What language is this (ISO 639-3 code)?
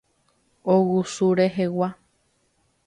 grn